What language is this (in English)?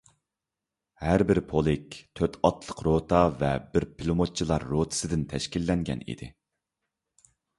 Uyghur